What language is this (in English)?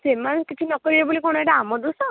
Odia